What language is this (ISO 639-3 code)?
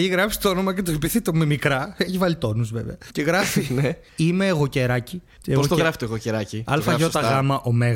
ell